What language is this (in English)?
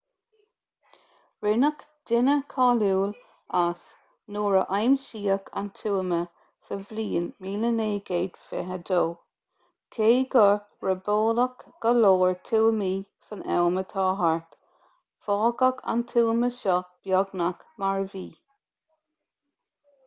Irish